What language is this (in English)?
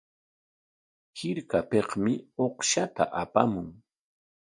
Corongo Ancash Quechua